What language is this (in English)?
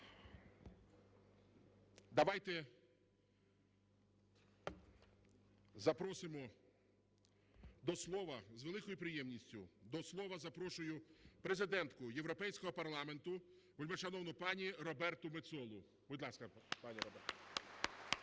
Ukrainian